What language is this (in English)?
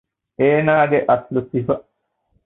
Divehi